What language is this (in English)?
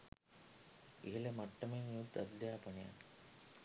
Sinhala